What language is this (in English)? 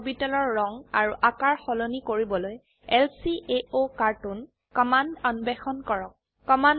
Assamese